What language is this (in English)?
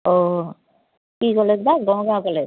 Assamese